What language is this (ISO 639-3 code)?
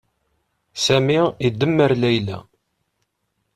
kab